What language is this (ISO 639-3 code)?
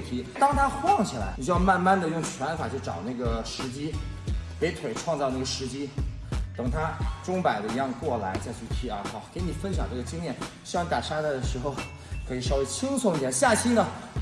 zho